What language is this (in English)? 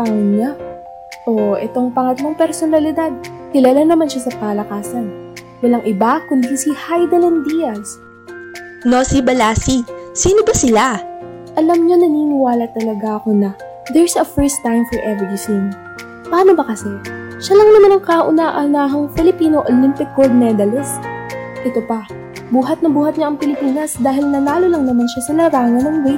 Filipino